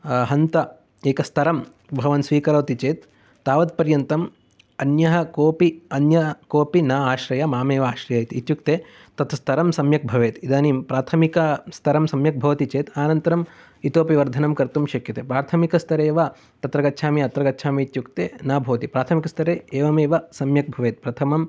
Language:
Sanskrit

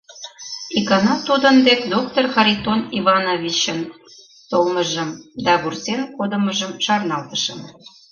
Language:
Mari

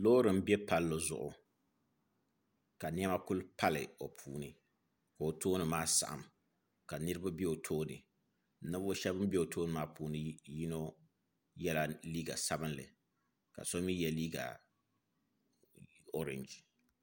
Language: Dagbani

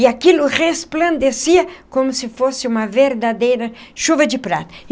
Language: Portuguese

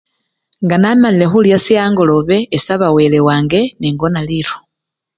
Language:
Luyia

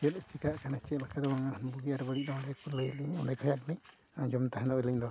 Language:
Santali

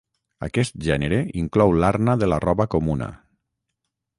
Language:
Catalan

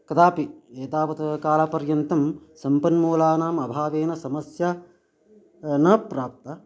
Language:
Sanskrit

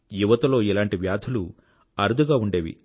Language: Telugu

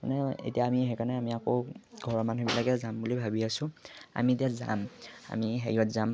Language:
Assamese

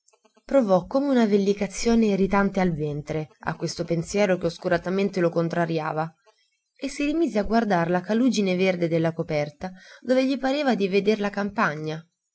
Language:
Italian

